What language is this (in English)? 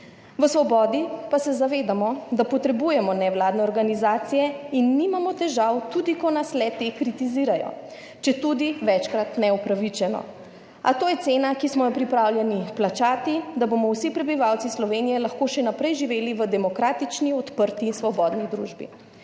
Slovenian